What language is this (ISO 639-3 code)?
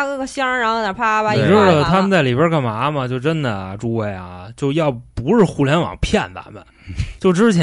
zho